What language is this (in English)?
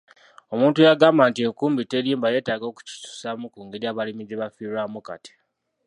Ganda